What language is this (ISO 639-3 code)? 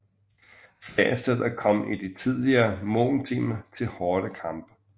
dan